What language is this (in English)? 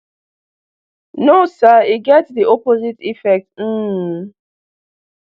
Nigerian Pidgin